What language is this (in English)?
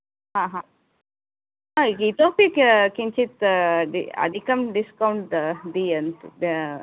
Sanskrit